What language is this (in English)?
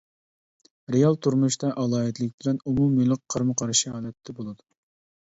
Uyghur